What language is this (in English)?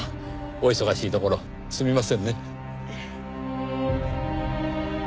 Japanese